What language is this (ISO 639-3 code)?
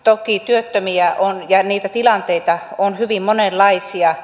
fin